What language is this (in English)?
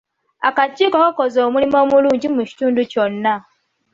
Ganda